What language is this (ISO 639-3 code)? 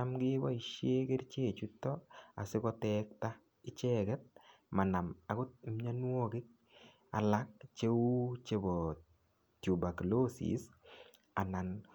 kln